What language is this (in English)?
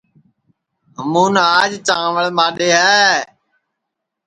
Sansi